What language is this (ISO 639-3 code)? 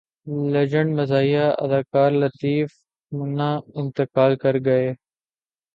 urd